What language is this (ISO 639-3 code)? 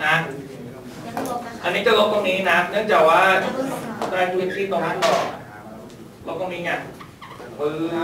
tha